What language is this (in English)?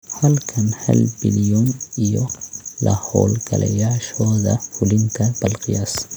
Somali